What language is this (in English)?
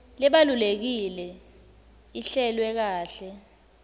Swati